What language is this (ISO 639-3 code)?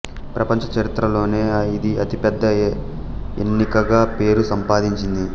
tel